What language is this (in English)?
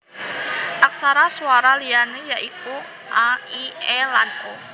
Javanese